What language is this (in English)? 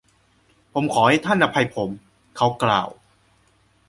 Thai